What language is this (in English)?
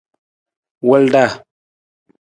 Nawdm